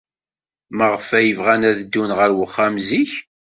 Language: Kabyle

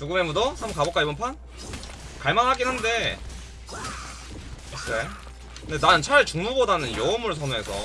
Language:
Korean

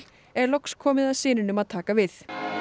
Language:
Icelandic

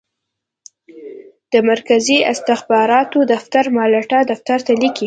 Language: Pashto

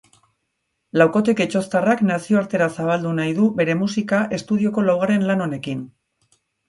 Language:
Basque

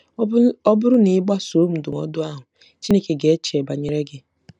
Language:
Igbo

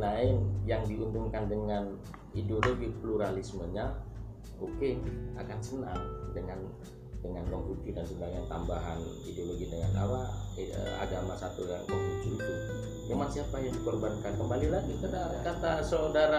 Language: Indonesian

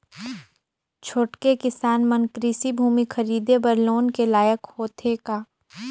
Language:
Chhattisgarhi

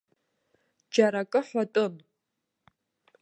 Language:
Abkhazian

